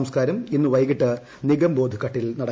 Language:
Malayalam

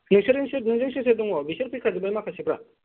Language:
Bodo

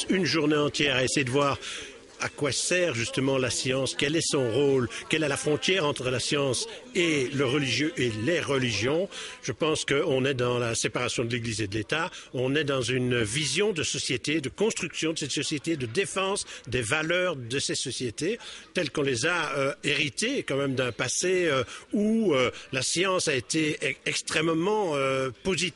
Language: French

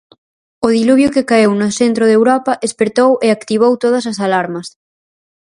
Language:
Galician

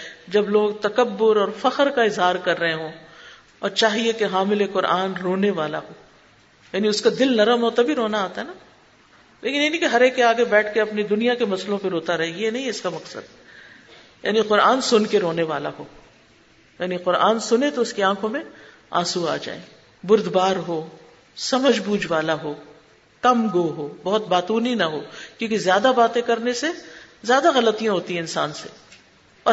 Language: Urdu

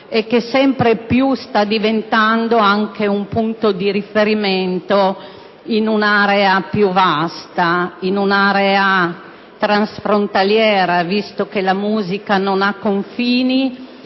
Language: Italian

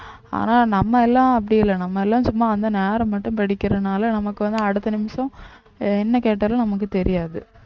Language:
Tamil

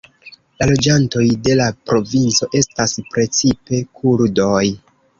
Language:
Esperanto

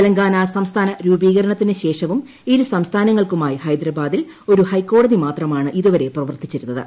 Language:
Malayalam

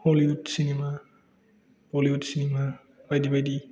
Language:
Bodo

